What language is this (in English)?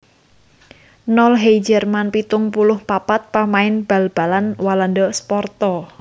Javanese